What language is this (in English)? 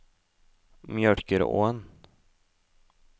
Norwegian